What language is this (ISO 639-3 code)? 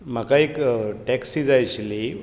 kok